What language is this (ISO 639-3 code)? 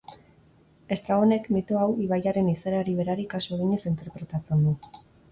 eus